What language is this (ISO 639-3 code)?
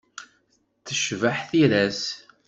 kab